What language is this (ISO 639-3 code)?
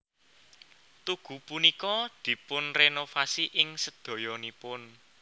jav